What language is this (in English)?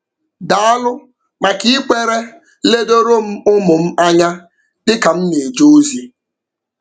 Igbo